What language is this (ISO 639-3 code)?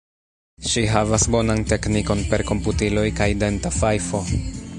epo